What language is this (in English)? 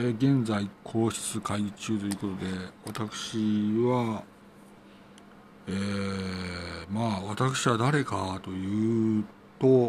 Japanese